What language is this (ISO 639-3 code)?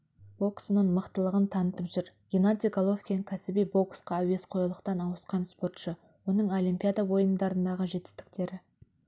kaz